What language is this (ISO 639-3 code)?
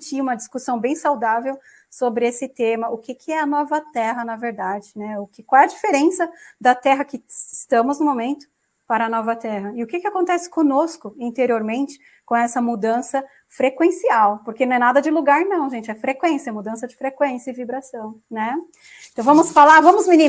por